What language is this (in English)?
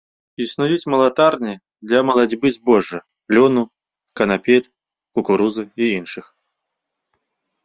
Belarusian